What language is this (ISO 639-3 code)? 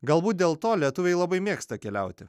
lit